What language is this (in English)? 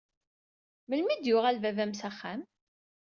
Kabyle